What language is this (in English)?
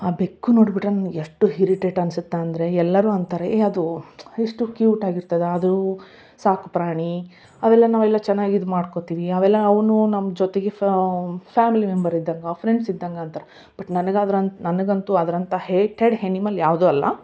Kannada